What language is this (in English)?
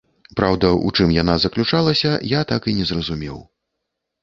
Belarusian